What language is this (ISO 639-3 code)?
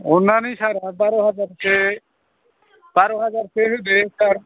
brx